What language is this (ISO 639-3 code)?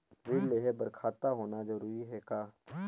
hne